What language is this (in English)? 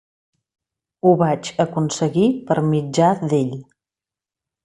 Catalan